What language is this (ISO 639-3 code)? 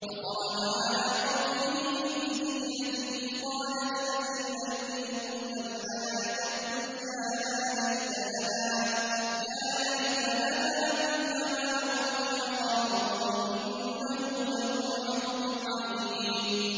ara